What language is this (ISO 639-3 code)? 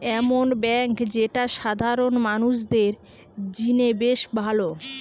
ben